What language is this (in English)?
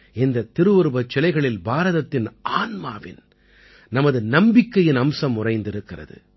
Tamil